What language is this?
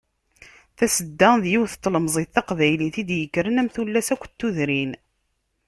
Kabyle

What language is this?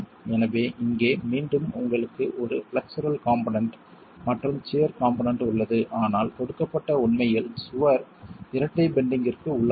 Tamil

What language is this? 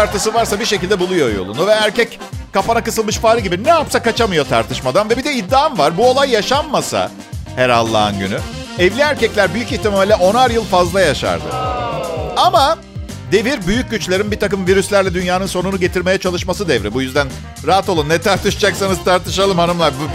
Turkish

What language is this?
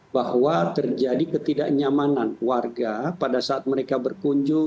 Indonesian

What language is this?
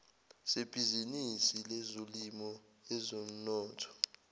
Zulu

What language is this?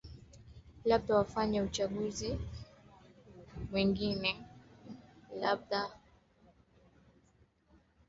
Swahili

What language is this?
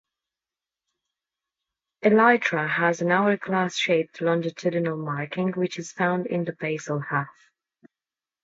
English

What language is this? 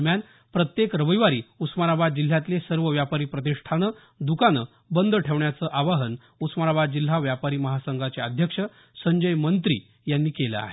Marathi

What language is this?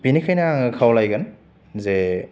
Bodo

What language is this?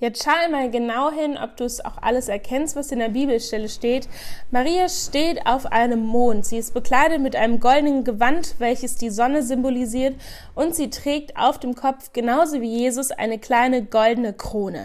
German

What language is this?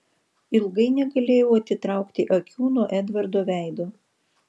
Lithuanian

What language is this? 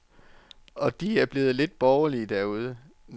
Danish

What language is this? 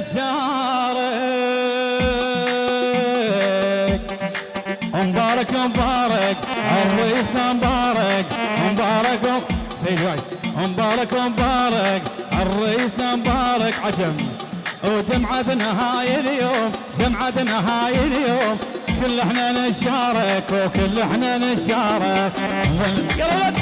Arabic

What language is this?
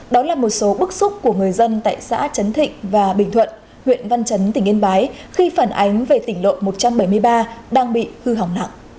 Vietnamese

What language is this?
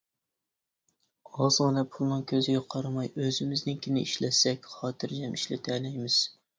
Uyghur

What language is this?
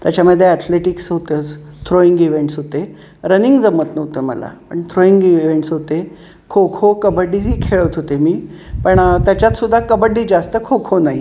Marathi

